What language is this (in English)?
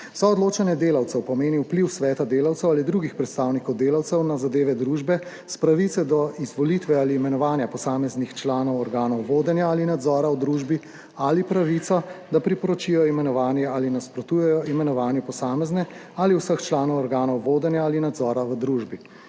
Slovenian